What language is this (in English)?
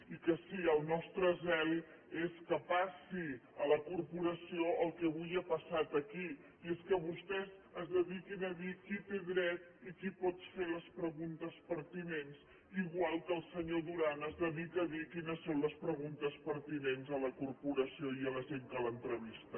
Catalan